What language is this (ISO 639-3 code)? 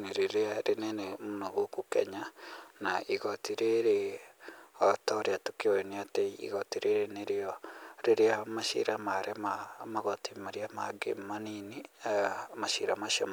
kik